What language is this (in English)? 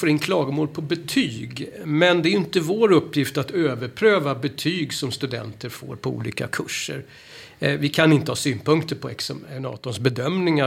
Swedish